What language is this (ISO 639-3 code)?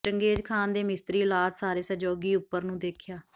pan